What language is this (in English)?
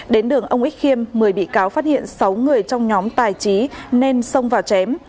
Vietnamese